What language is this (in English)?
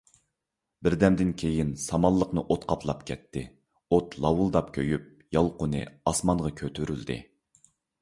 Uyghur